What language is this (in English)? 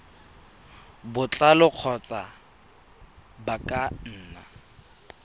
Tswana